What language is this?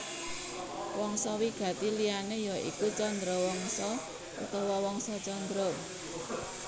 Javanese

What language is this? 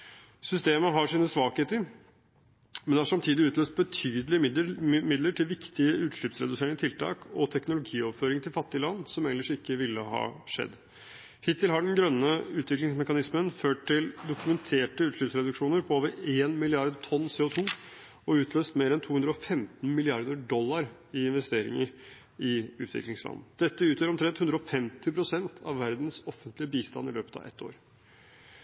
Norwegian Bokmål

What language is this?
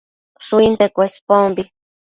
Matsés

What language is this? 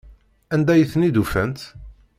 Kabyle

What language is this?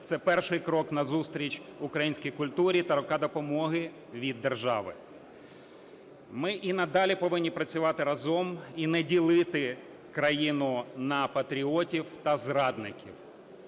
Ukrainian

